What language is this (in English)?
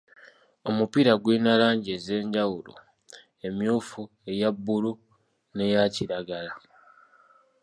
Ganda